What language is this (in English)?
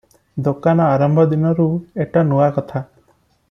Odia